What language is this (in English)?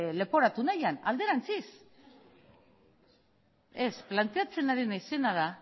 Basque